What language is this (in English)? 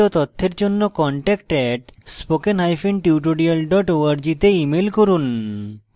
Bangla